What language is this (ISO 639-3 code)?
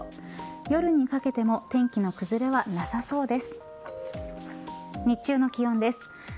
jpn